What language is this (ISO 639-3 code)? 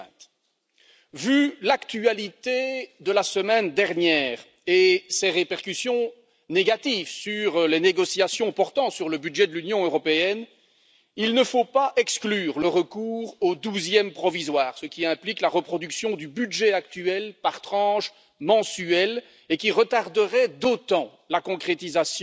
fra